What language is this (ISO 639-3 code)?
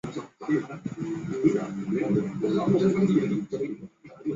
zho